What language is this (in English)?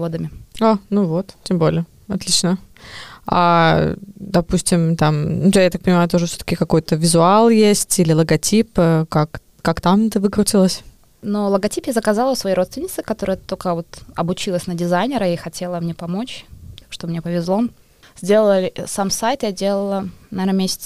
Russian